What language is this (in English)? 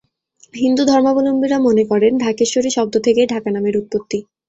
Bangla